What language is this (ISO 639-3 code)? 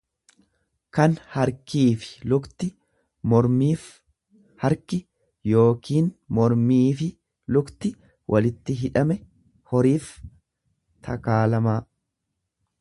orm